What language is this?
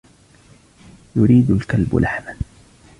Arabic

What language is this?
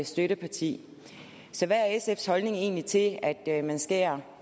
Danish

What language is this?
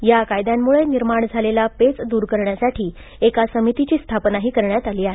Marathi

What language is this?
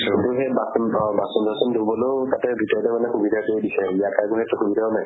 Assamese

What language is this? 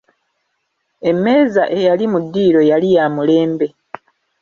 Ganda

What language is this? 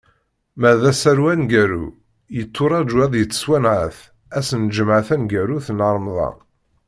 Kabyle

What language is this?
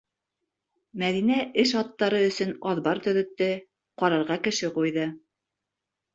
Bashkir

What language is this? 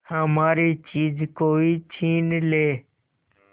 Hindi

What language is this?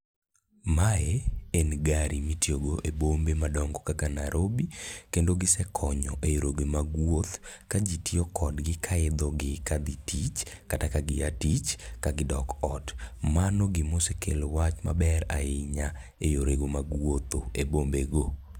Luo (Kenya and Tanzania)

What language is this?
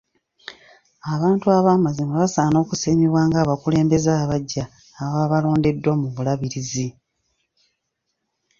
Ganda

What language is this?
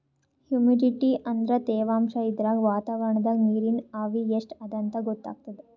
Kannada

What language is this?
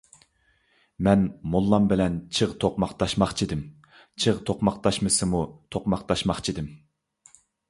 Uyghur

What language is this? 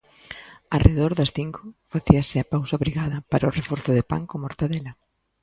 Galician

